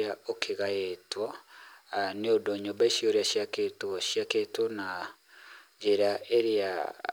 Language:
Kikuyu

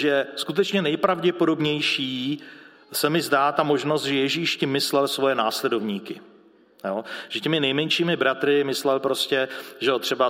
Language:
Czech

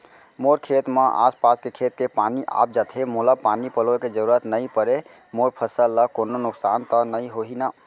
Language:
Chhattisgarhi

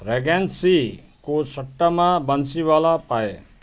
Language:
Nepali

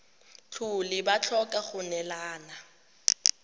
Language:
Tswana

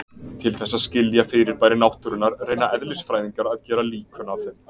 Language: Icelandic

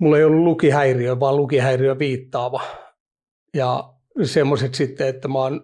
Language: Finnish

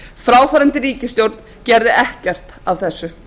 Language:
Icelandic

